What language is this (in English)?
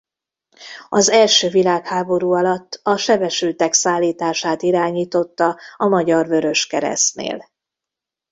Hungarian